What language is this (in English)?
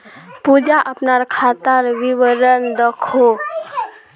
Magahi